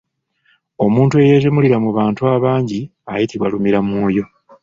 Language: Ganda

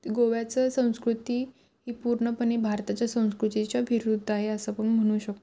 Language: Marathi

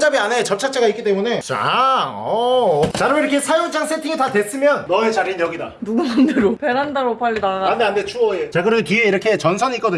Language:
Korean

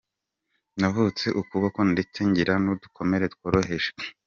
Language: Kinyarwanda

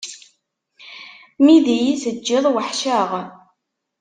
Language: Kabyle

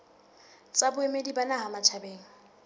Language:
Southern Sotho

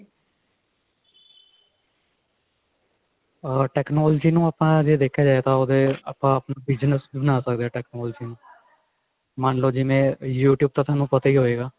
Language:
Punjabi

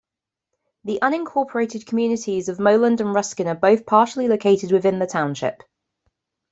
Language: English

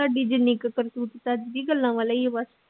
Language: Punjabi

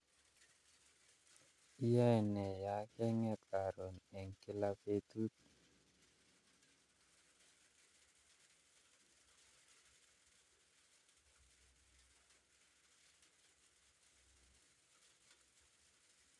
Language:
Kalenjin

